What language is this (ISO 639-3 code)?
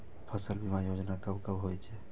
mai